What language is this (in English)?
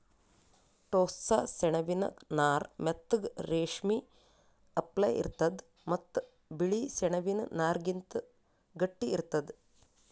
Kannada